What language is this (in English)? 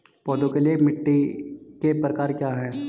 Hindi